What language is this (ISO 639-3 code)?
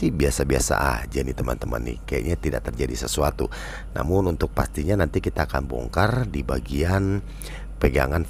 ind